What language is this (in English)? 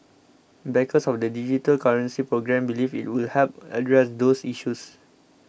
English